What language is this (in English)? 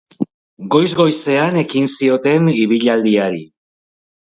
Basque